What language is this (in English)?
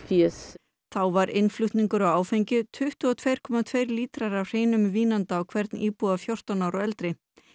Icelandic